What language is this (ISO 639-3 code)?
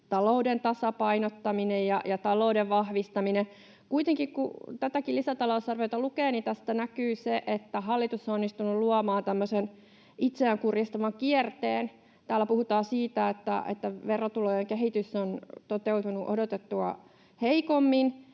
fin